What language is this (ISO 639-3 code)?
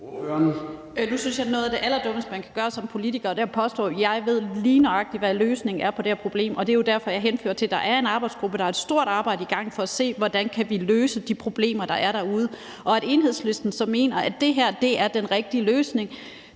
dan